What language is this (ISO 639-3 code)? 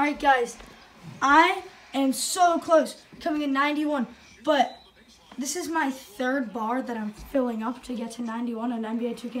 eng